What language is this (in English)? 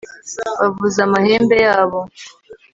Kinyarwanda